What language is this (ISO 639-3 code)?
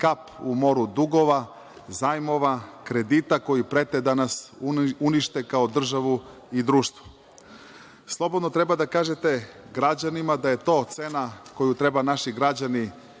srp